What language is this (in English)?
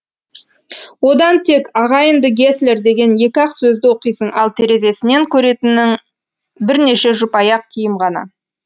Kazakh